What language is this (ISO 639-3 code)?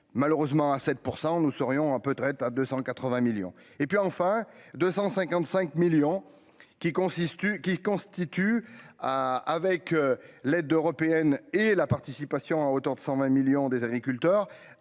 fra